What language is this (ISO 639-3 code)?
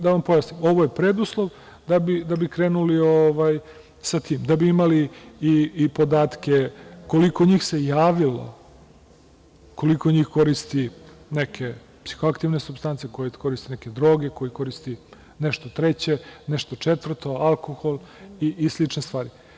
srp